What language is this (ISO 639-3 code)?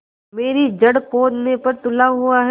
hin